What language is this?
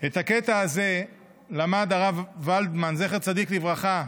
Hebrew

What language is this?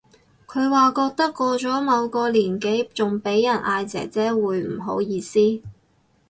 Cantonese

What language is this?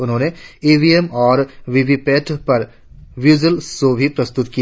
Hindi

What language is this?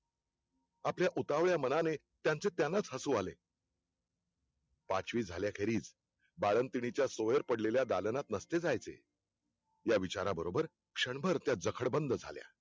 Marathi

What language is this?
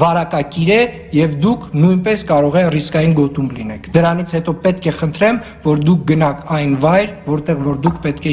Turkish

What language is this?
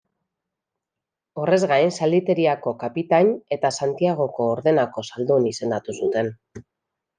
Basque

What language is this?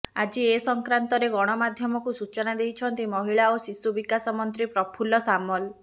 Odia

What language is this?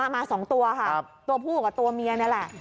Thai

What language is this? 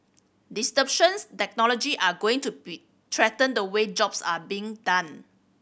English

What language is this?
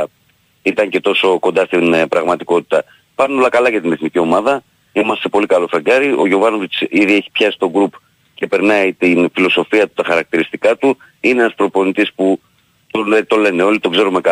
Greek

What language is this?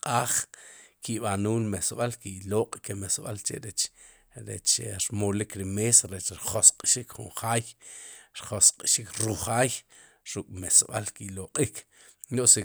Sipacapense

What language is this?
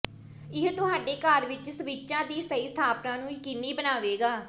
Punjabi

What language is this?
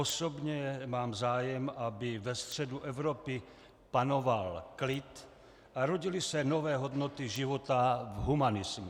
Czech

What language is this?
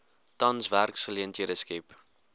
Afrikaans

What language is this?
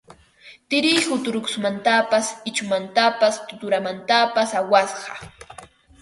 Ambo-Pasco Quechua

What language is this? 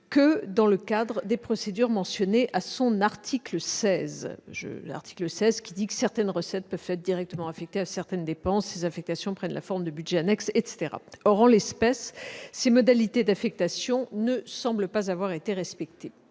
French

